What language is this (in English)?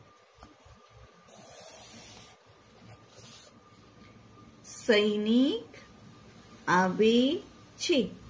Gujarati